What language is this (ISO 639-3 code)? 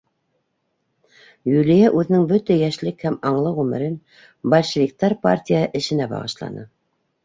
bak